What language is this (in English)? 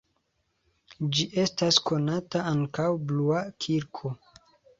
Esperanto